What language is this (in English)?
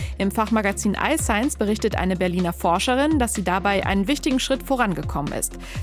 German